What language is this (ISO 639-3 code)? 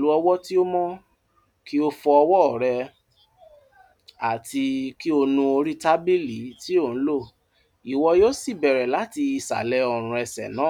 yor